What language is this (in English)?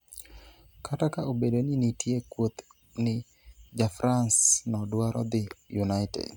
Luo (Kenya and Tanzania)